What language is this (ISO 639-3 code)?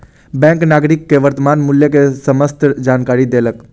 mai